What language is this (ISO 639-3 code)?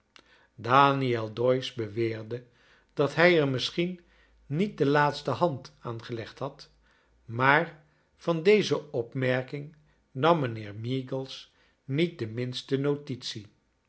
nld